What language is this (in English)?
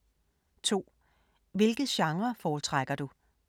Danish